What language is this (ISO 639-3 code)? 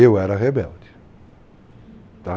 por